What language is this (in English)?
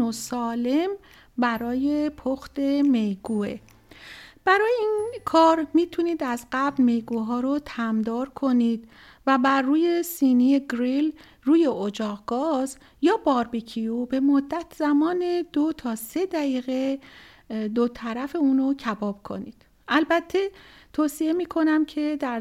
Persian